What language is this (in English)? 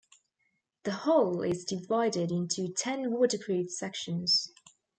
English